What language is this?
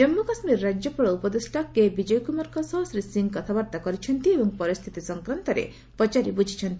Odia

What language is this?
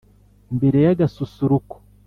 Kinyarwanda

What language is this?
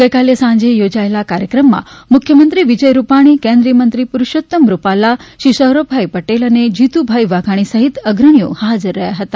Gujarati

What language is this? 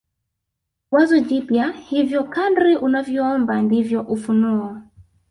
Swahili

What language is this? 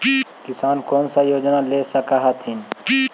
Magahi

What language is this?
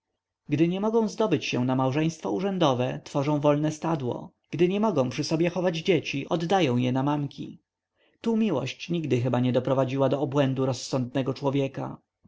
Polish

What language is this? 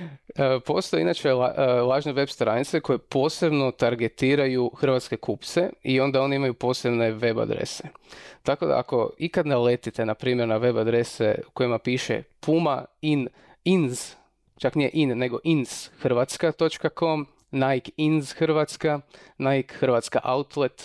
Croatian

